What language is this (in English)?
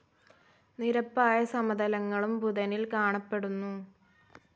Malayalam